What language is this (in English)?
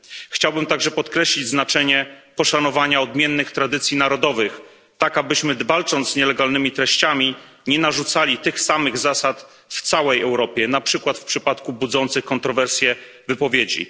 Polish